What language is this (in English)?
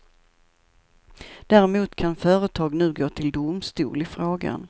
Swedish